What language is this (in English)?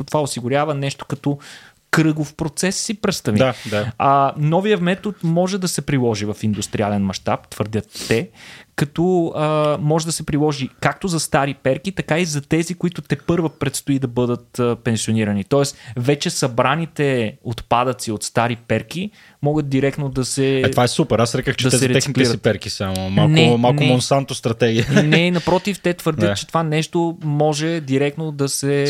Bulgarian